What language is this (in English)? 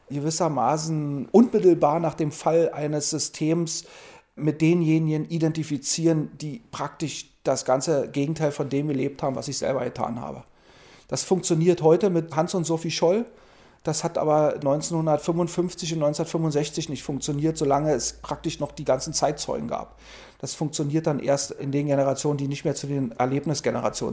German